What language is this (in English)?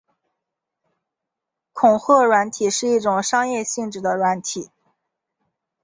Chinese